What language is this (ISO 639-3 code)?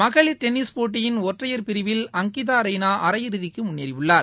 tam